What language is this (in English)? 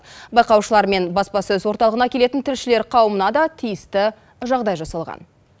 Kazakh